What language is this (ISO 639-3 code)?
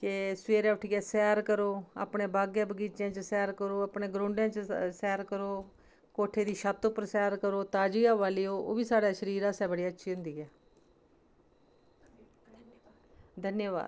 doi